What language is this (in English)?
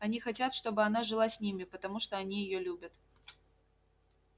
Russian